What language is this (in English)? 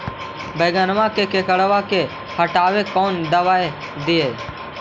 Magahi